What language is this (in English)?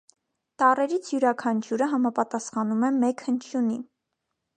Armenian